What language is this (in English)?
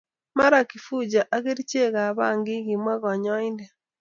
Kalenjin